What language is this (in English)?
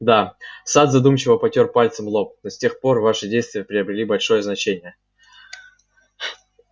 Russian